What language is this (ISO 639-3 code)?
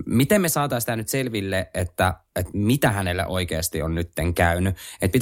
fin